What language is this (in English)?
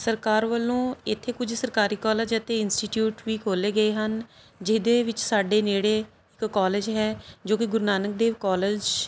Punjabi